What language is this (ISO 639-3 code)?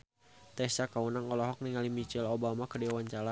sun